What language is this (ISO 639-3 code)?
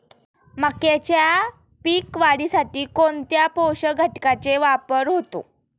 mar